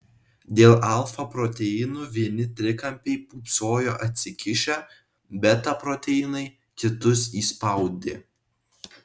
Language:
Lithuanian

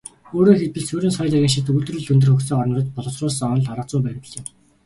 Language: Mongolian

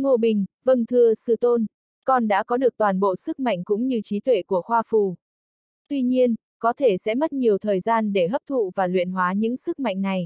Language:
Vietnamese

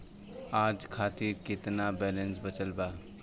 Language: Bhojpuri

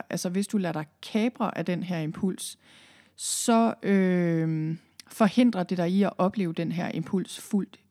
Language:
Danish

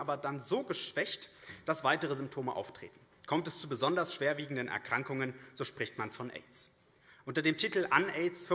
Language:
German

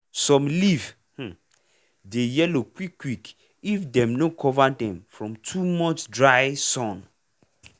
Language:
Nigerian Pidgin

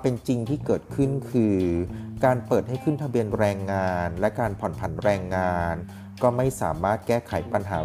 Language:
Thai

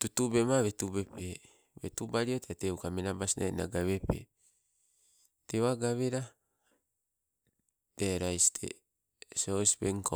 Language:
Sibe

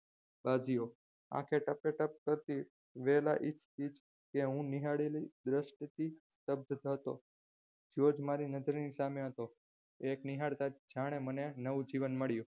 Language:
Gujarati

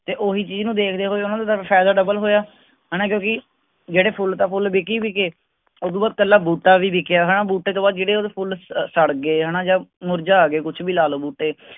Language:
Punjabi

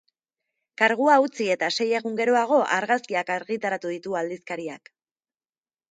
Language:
Basque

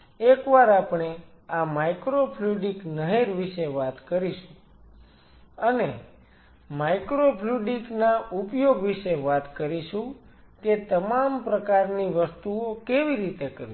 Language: Gujarati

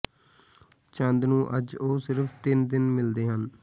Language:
Punjabi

